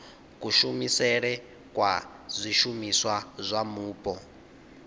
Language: Venda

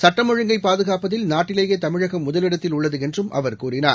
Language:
Tamil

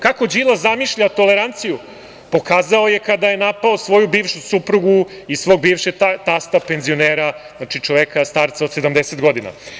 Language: Serbian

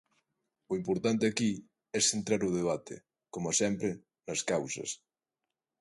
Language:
Galician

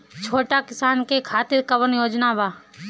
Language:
Bhojpuri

